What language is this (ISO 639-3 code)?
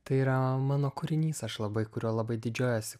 lit